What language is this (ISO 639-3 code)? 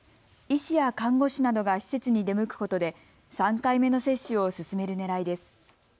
jpn